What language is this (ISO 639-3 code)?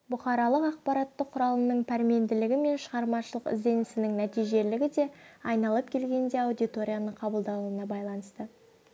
kaz